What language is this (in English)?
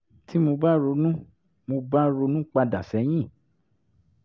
Yoruba